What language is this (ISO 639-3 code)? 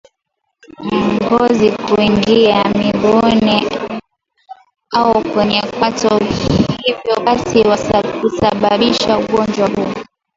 swa